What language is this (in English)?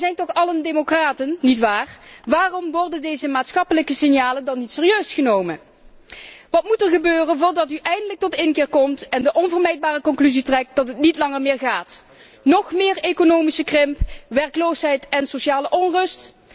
Dutch